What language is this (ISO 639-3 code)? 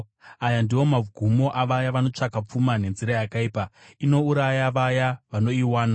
sna